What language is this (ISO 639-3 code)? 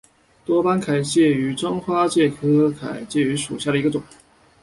zho